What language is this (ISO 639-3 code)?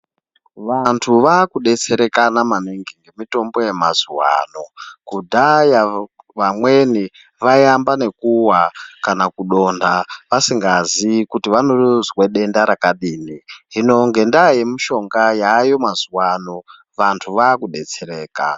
ndc